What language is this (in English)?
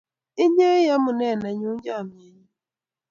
Kalenjin